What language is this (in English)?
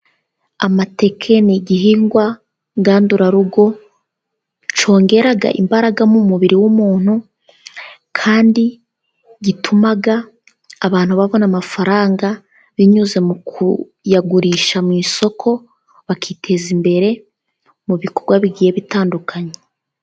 Kinyarwanda